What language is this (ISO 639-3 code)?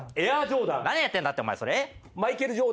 jpn